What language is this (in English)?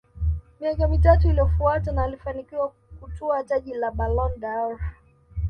Swahili